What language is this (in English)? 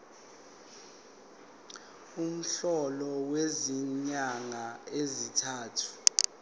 Zulu